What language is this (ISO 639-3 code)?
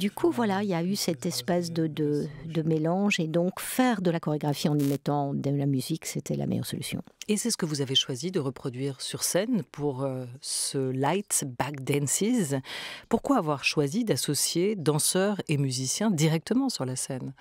fra